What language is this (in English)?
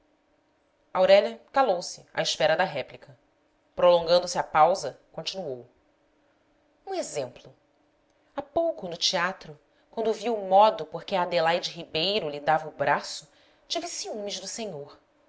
Portuguese